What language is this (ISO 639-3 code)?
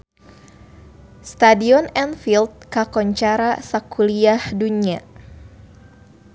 sun